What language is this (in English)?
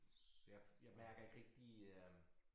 Danish